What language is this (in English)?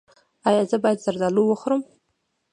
Pashto